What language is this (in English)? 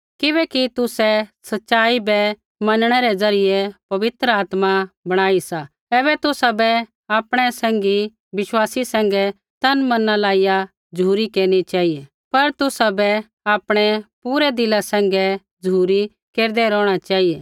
Kullu Pahari